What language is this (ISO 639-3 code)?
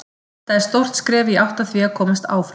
isl